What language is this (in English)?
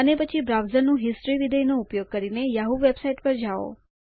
Gujarati